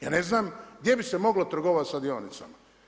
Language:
Croatian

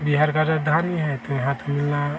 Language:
Hindi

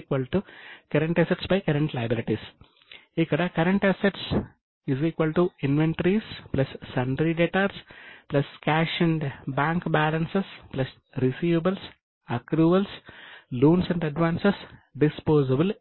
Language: Telugu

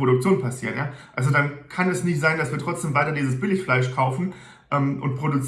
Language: German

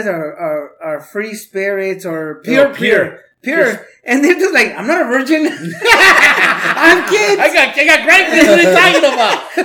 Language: English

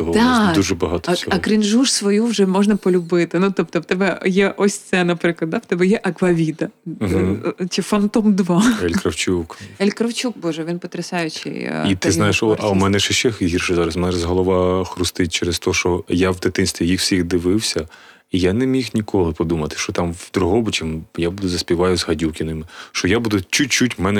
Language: Ukrainian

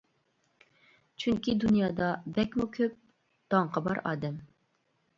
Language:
Uyghur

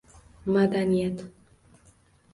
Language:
Uzbek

